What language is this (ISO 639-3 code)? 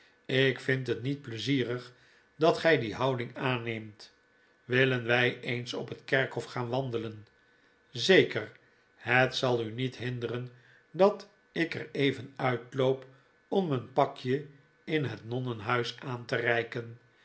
nld